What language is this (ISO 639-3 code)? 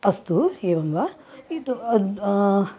san